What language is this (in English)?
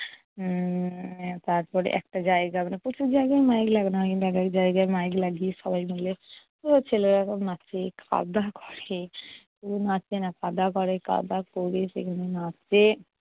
Bangla